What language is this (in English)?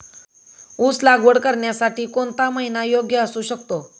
Marathi